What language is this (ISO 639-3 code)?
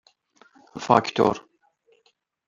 fas